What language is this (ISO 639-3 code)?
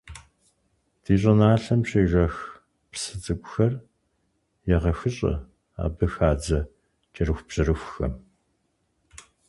kbd